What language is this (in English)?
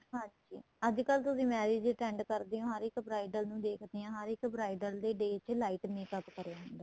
Punjabi